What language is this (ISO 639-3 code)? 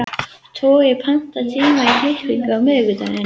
isl